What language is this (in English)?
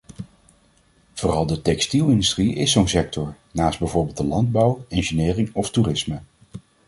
Dutch